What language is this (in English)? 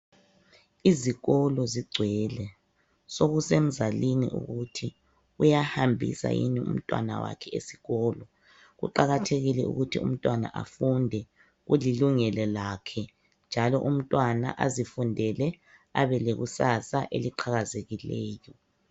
North Ndebele